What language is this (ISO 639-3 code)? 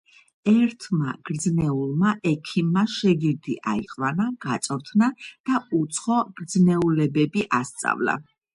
kat